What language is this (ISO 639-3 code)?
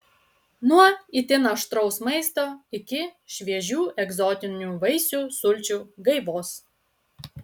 lit